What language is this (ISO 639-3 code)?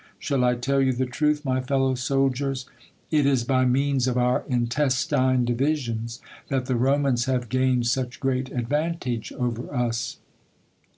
eng